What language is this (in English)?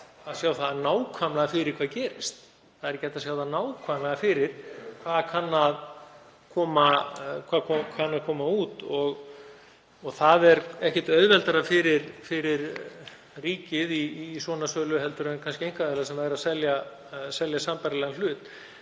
Icelandic